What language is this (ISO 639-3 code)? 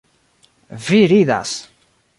epo